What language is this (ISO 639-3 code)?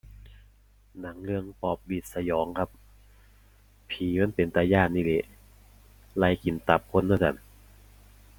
tha